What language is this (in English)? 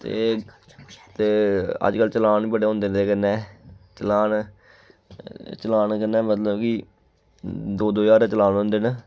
Dogri